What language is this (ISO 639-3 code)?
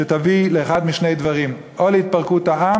heb